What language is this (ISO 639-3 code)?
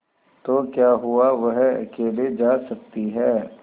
hin